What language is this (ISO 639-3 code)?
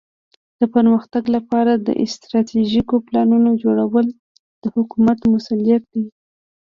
pus